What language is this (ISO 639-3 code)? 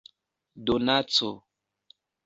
epo